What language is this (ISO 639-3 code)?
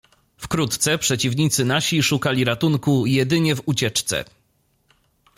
pol